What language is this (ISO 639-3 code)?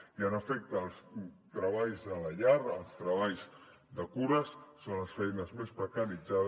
cat